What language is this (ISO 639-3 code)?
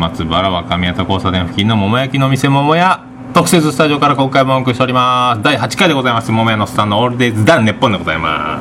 jpn